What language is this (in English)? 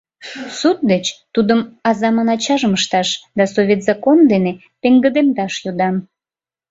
Mari